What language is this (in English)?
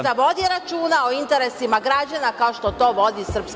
Serbian